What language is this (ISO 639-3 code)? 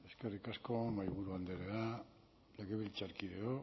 eus